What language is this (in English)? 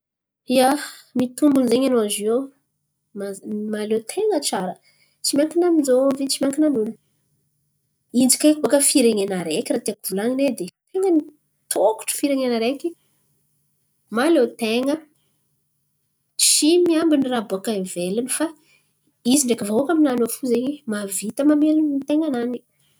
Antankarana Malagasy